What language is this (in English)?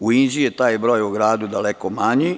Serbian